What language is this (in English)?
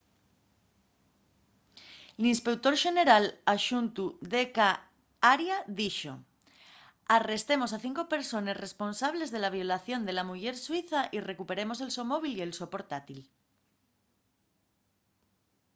Asturian